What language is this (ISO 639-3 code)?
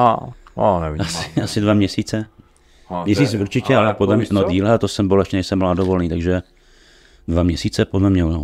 ces